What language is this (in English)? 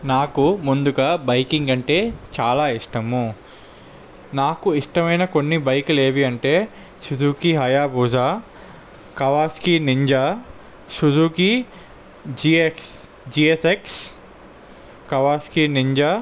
Telugu